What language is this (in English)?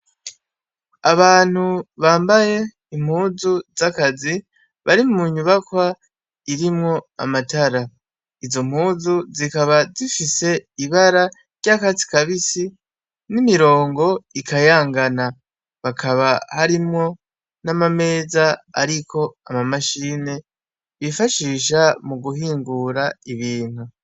Rundi